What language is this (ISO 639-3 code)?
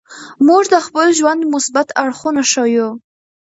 pus